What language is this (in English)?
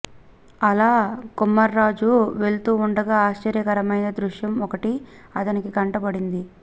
Telugu